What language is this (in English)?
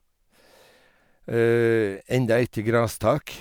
Norwegian